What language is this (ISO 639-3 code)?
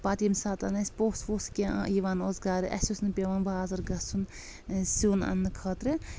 kas